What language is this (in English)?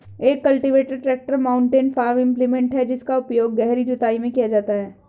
Hindi